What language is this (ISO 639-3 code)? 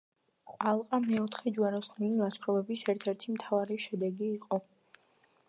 kat